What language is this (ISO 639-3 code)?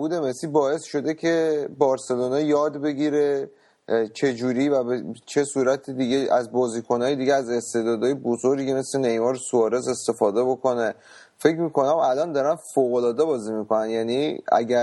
fas